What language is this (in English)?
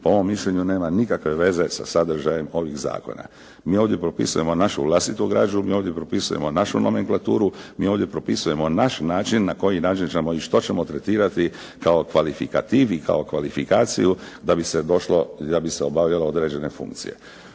Croatian